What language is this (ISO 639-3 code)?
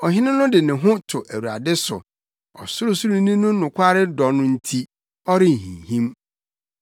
aka